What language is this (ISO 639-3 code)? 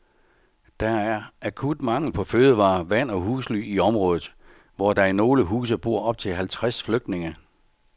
dan